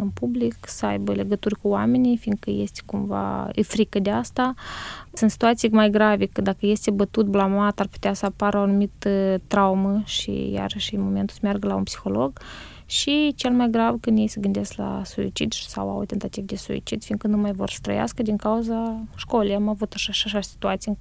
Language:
Romanian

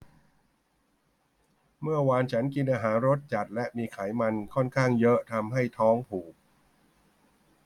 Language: Thai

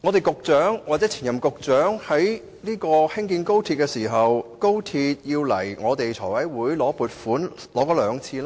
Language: Cantonese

